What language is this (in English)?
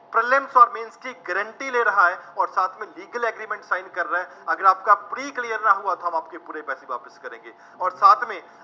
Punjabi